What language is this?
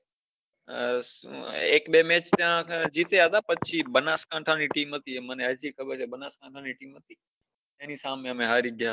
Gujarati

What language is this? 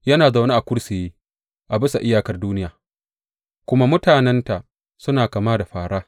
Hausa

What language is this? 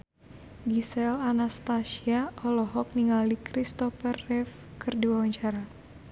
Sundanese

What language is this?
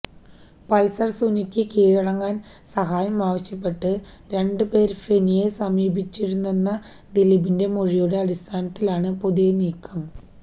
Malayalam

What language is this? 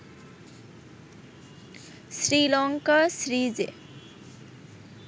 Bangla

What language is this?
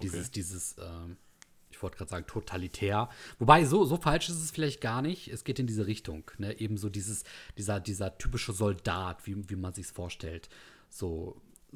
German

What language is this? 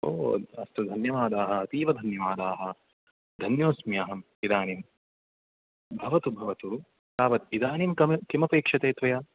Sanskrit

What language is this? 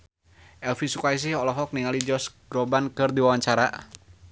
Sundanese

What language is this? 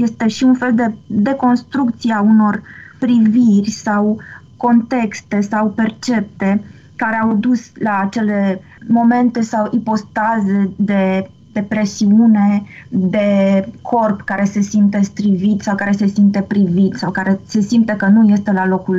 Romanian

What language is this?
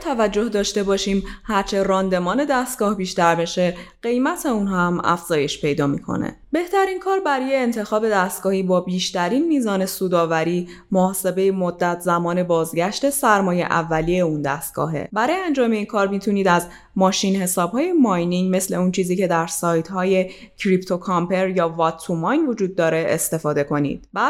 Persian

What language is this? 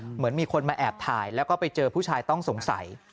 Thai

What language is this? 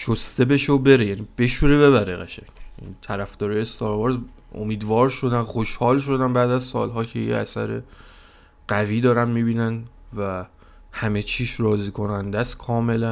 Persian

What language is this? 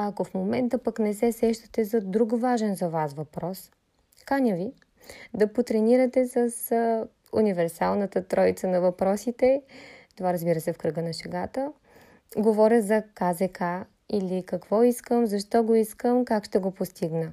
Bulgarian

